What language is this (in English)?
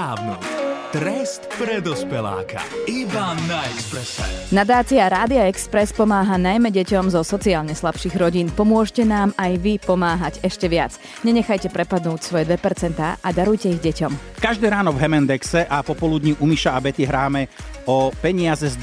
Slovak